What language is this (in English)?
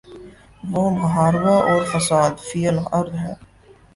Urdu